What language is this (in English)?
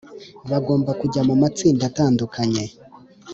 Kinyarwanda